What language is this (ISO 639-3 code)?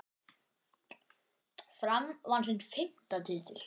isl